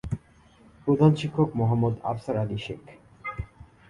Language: Bangla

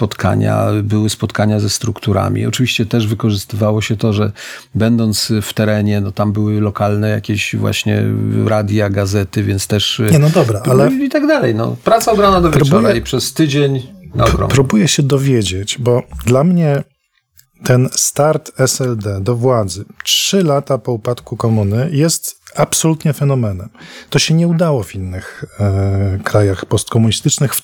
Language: Polish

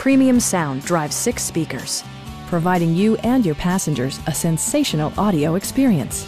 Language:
English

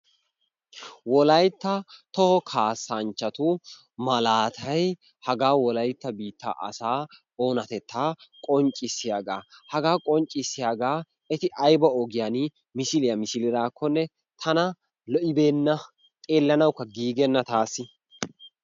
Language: Wolaytta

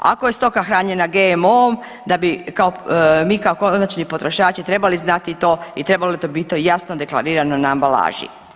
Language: Croatian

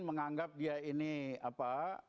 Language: Indonesian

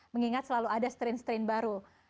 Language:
Indonesian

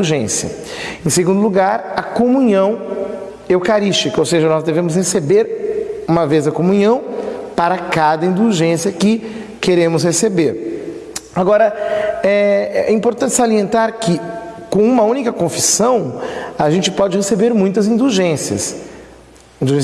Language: Portuguese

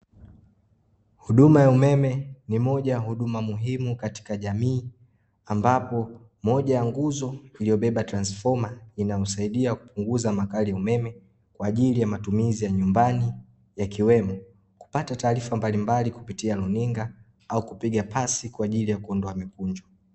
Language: Swahili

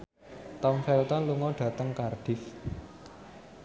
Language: Javanese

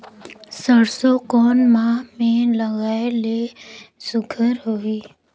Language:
Chhattisgarhi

